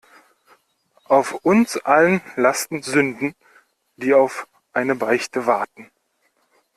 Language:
German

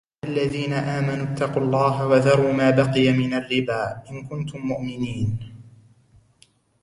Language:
Arabic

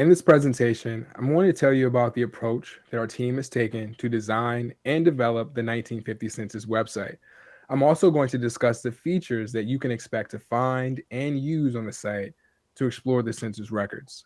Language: English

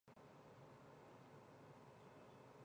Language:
Chinese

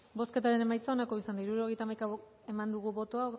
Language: Basque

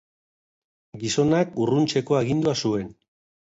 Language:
Basque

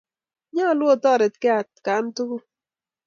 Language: Kalenjin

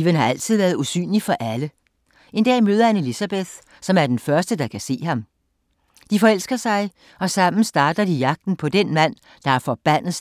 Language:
Danish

